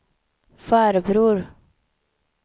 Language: Swedish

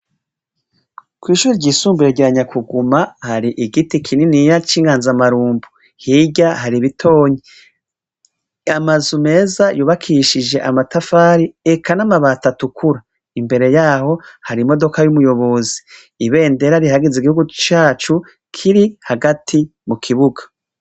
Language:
Rundi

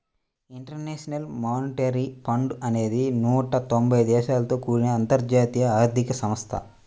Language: Telugu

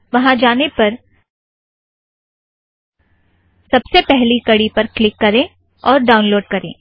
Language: Hindi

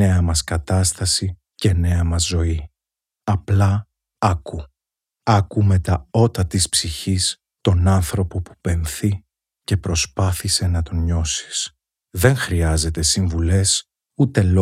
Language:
Greek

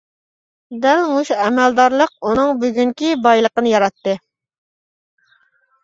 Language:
Uyghur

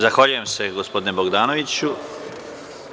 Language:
Serbian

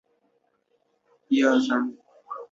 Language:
Chinese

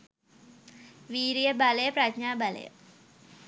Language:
Sinhala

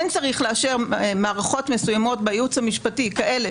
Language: Hebrew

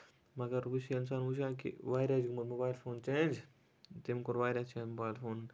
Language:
Kashmiri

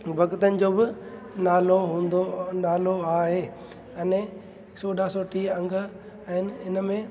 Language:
Sindhi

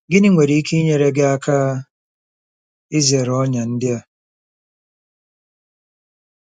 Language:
Igbo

